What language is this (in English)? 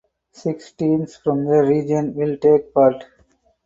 English